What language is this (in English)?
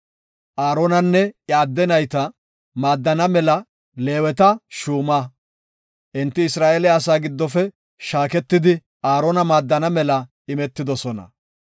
Gofa